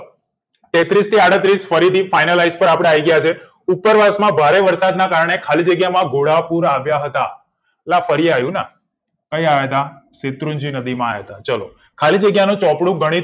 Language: Gujarati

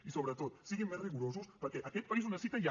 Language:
Catalan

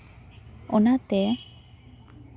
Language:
Santali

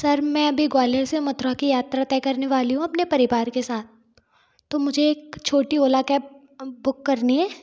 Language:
Hindi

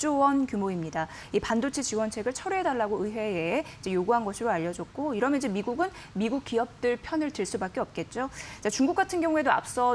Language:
Korean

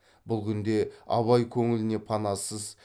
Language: Kazakh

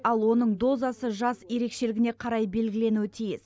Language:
Kazakh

